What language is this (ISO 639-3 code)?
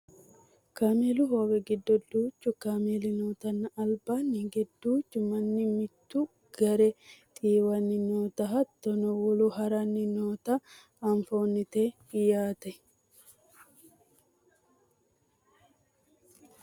sid